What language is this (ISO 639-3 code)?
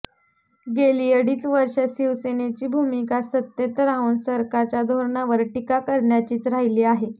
mar